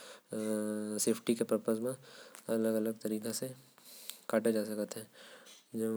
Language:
Korwa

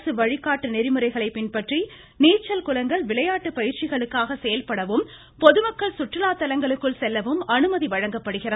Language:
Tamil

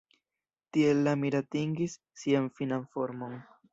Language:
Esperanto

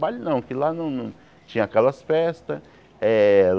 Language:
Portuguese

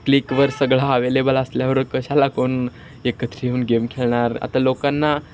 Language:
Marathi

